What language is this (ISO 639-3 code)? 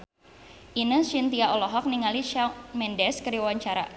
sun